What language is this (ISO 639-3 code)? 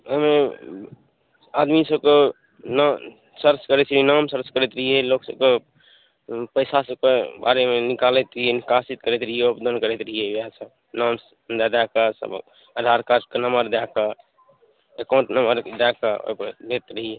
mai